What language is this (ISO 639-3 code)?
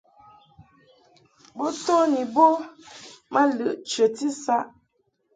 mhk